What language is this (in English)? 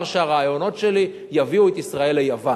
Hebrew